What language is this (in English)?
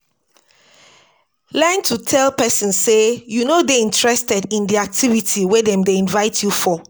Nigerian Pidgin